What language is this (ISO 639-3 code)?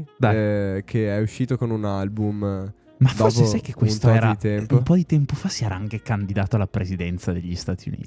ita